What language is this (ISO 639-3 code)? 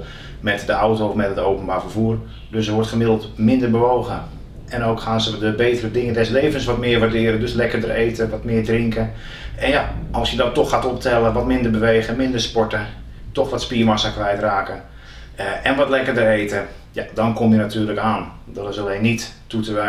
nld